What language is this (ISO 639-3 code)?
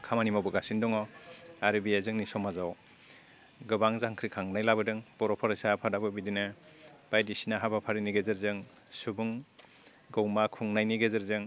brx